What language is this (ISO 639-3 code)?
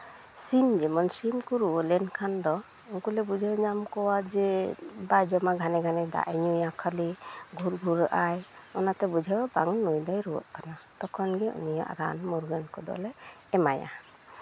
sat